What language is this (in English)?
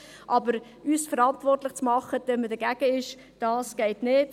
Swiss German